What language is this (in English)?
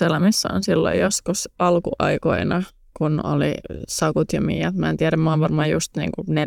Finnish